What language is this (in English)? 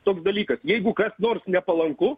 Lithuanian